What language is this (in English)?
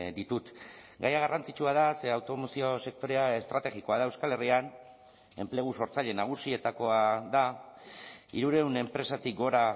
Basque